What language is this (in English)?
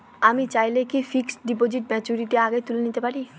Bangla